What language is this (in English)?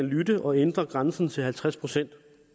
Danish